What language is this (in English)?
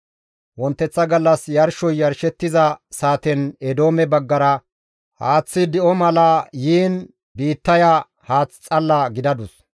Gamo